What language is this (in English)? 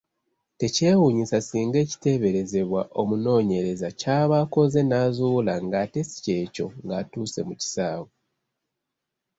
Ganda